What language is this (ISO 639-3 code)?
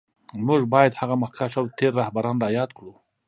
pus